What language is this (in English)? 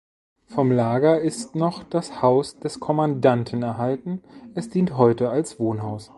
German